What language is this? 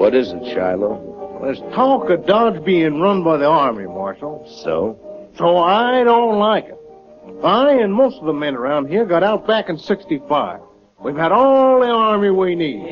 English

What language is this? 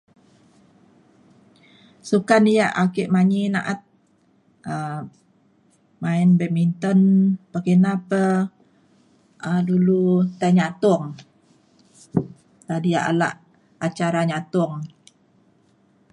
Mainstream Kenyah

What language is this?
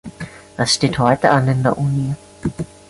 German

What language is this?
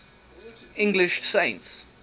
English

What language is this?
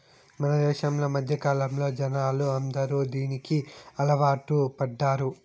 Telugu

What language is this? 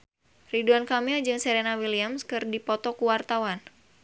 Sundanese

